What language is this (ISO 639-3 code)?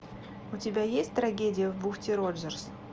rus